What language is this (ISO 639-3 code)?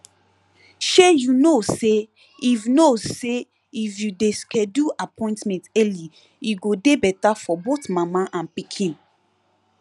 pcm